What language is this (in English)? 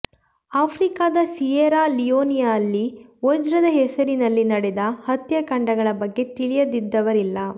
Kannada